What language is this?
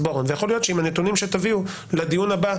Hebrew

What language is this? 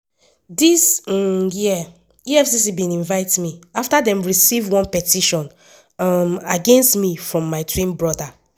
Nigerian Pidgin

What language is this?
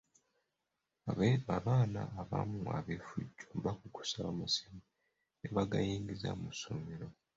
Ganda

